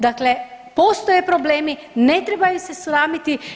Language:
Croatian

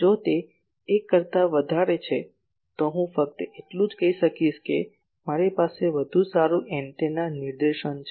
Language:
Gujarati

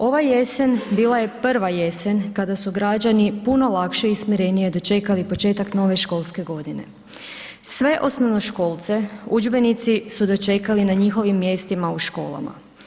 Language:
Croatian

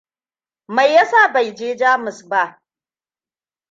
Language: Hausa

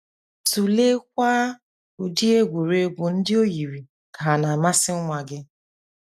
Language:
Igbo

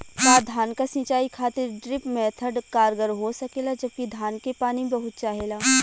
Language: Bhojpuri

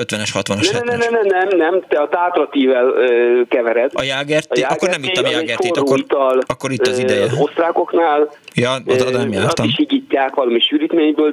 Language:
Hungarian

